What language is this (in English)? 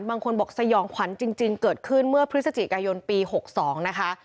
Thai